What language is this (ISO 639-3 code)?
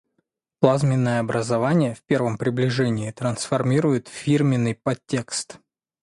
rus